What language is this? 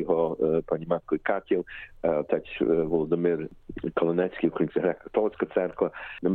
Ukrainian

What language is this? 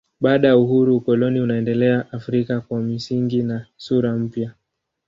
Swahili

